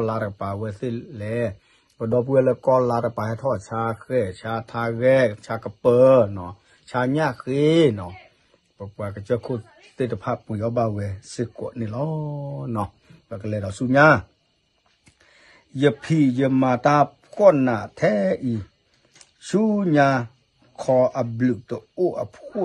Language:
Thai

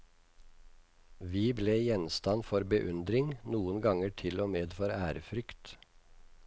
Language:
Norwegian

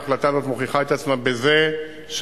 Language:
Hebrew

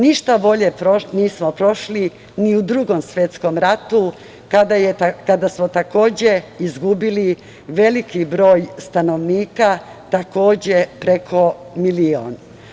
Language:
Serbian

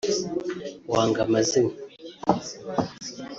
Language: Kinyarwanda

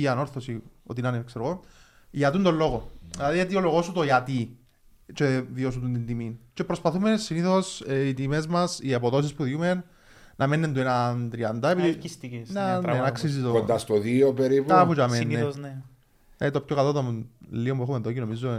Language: Greek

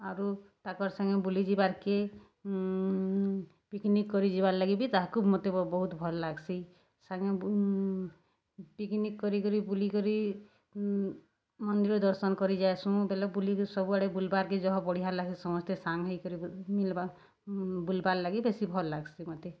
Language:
Odia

